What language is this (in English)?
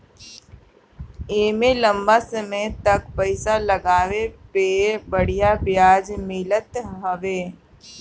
Bhojpuri